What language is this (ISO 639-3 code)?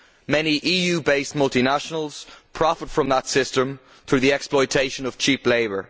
eng